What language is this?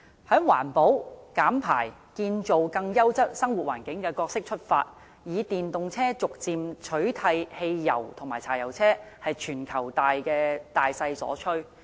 Cantonese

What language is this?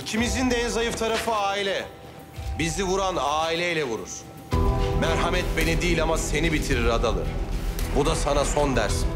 Turkish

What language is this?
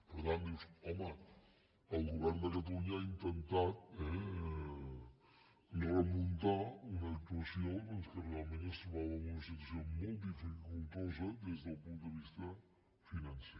Catalan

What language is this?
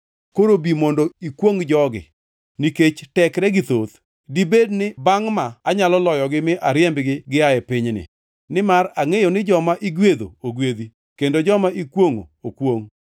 Luo (Kenya and Tanzania)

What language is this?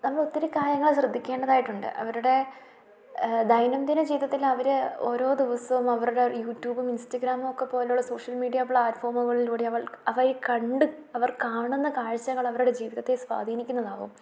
Malayalam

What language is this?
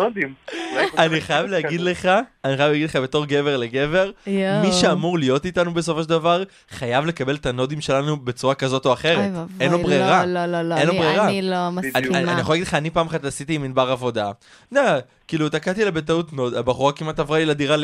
Hebrew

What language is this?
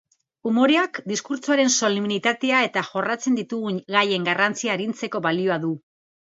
Basque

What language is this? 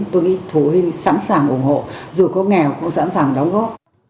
Vietnamese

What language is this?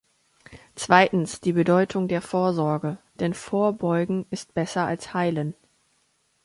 German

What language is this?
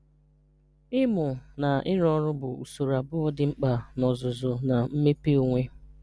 Igbo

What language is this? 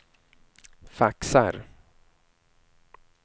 Swedish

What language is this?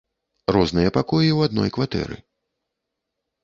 Belarusian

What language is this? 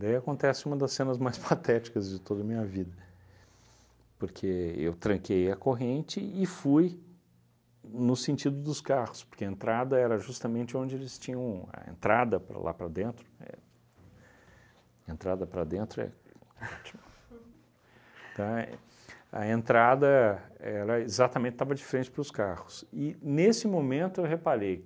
Portuguese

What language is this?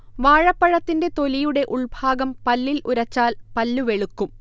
Malayalam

